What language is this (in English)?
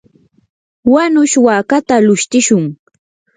Yanahuanca Pasco Quechua